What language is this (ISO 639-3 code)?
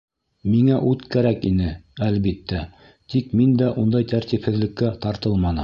bak